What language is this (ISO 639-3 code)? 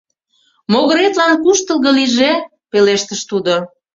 chm